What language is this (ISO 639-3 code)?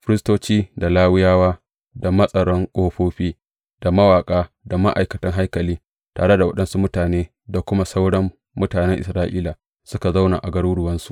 hau